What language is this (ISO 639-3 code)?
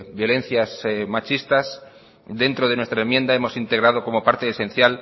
spa